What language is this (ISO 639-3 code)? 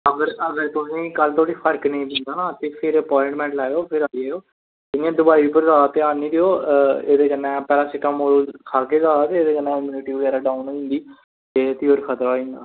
doi